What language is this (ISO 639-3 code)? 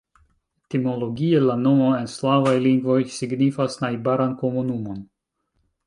epo